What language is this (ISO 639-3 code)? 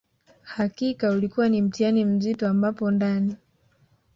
swa